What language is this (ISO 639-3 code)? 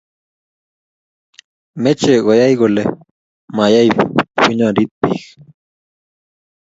kln